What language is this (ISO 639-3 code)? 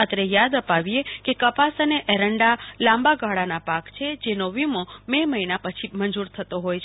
guj